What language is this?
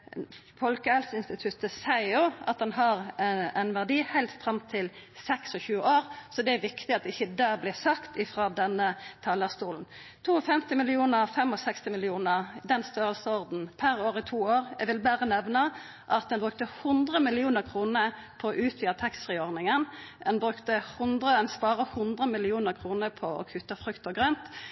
Norwegian Nynorsk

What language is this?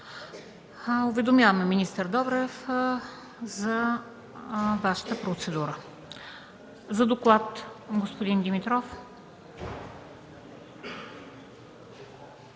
Bulgarian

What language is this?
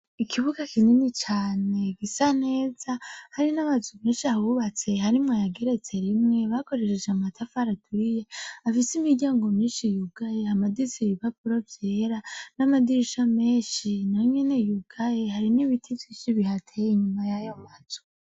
Rundi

